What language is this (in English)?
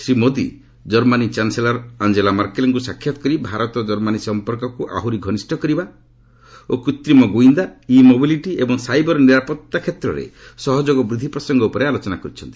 Odia